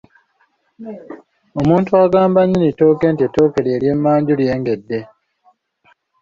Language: Ganda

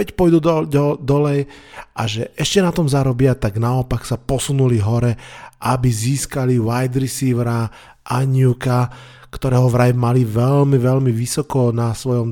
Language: Slovak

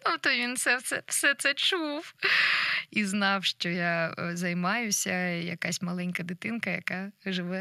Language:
Ukrainian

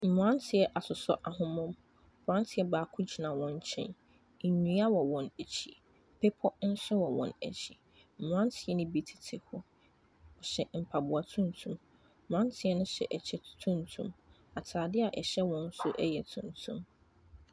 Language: Akan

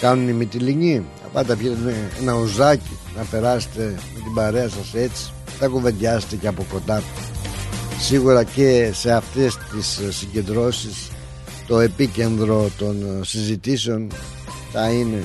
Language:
Greek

